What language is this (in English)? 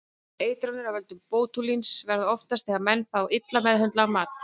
Icelandic